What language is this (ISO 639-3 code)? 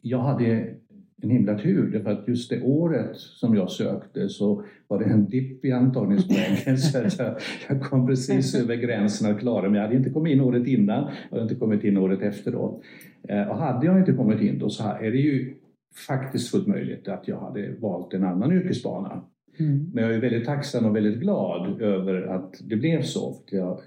swe